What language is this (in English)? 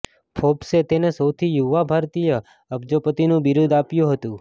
Gujarati